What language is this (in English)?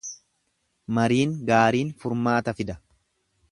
Oromo